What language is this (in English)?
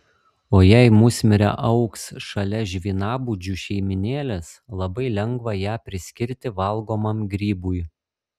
Lithuanian